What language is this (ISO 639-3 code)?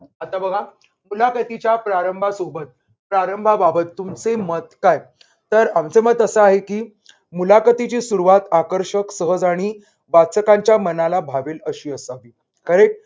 mar